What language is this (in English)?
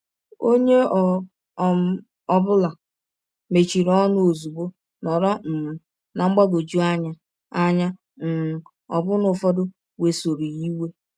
Igbo